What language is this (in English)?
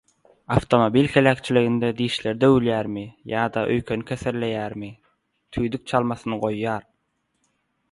Turkmen